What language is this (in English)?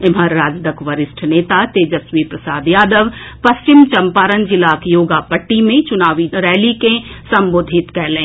Maithili